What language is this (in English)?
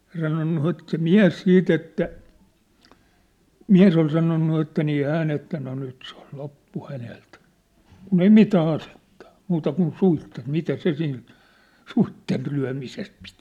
Finnish